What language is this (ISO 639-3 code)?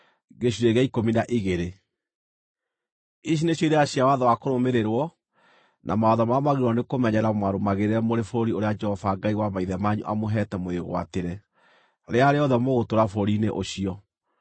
kik